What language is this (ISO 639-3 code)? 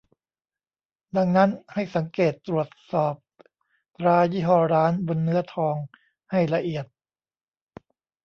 tha